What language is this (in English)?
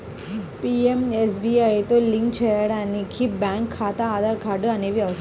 Telugu